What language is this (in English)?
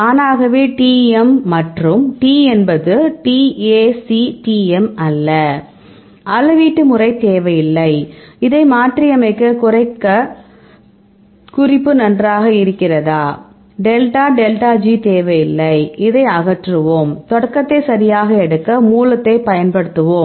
Tamil